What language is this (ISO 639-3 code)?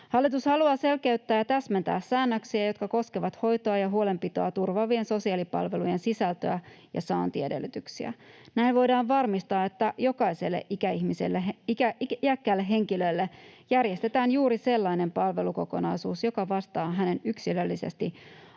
fin